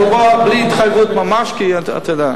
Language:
Hebrew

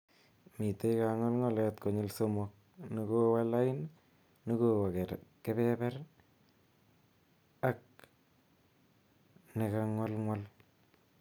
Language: Kalenjin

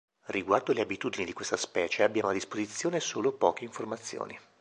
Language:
Italian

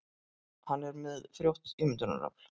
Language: Icelandic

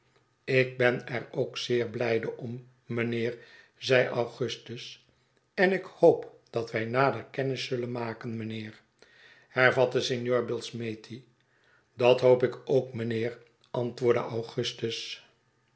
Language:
Dutch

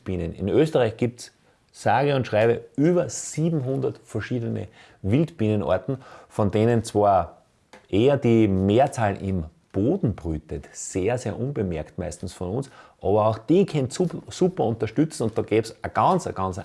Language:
German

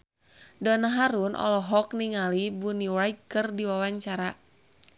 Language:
Sundanese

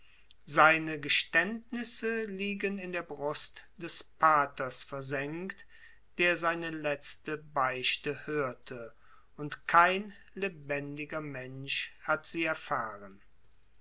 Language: German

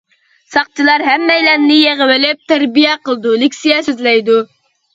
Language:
Uyghur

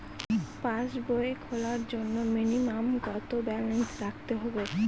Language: Bangla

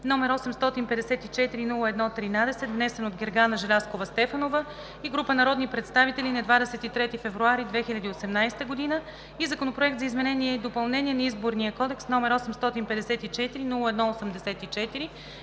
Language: Bulgarian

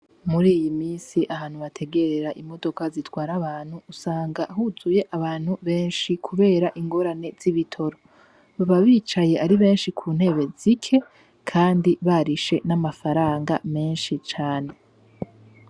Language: Rundi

